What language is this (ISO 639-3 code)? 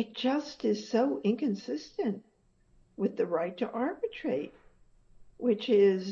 eng